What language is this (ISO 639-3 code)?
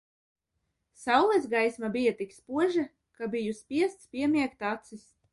lav